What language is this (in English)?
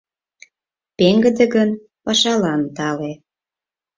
Mari